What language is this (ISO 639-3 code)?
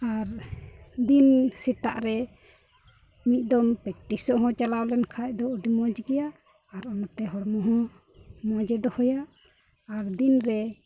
sat